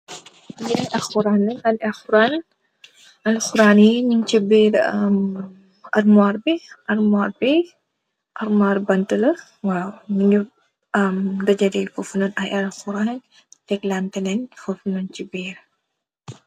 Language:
Wolof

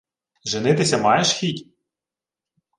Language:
Ukrainian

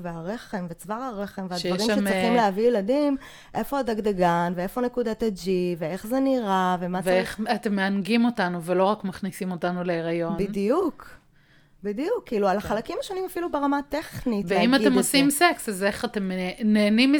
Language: Hebrew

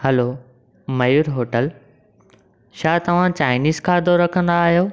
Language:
Sindhi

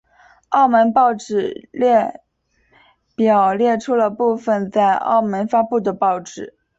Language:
Chinese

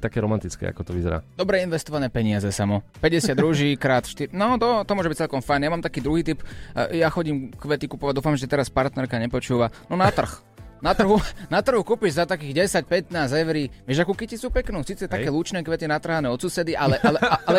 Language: Slovak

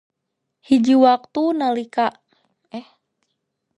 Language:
Sundanese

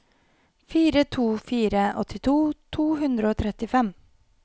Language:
Norwegian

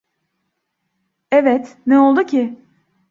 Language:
Turkish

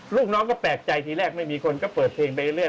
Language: Thai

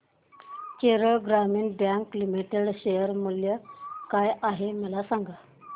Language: Marathi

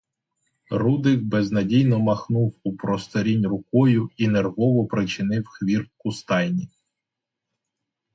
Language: Ukrainian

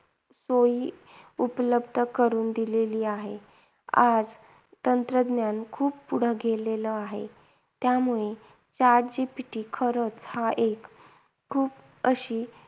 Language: Marathi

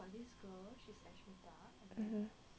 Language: English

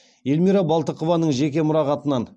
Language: Kazakh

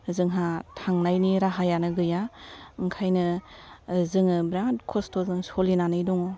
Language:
Bodo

